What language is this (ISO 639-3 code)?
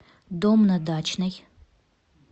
rus